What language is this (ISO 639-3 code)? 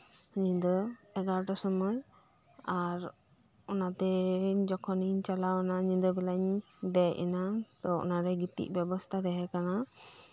sat